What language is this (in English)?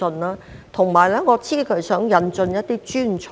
Cantonese